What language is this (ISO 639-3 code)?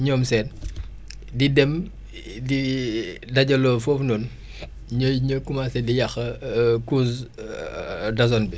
wol